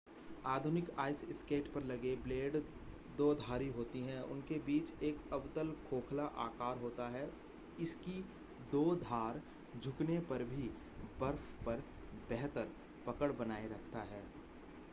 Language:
Hindi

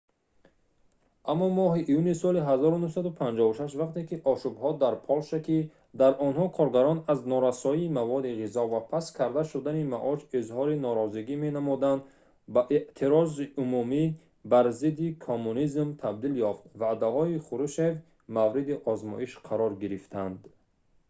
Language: Tajik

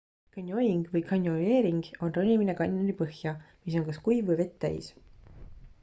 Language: Estonian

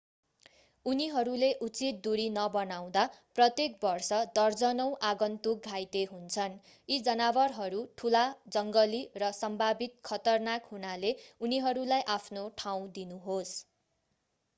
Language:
Nepali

